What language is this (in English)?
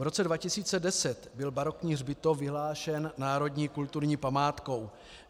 Czech